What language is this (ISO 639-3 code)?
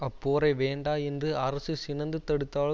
tam